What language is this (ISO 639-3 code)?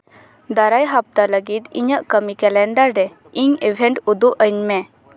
sat